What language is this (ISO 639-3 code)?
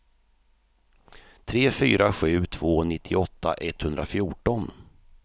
swe